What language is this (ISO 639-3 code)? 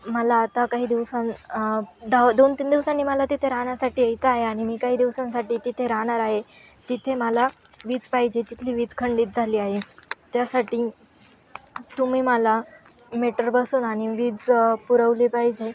mar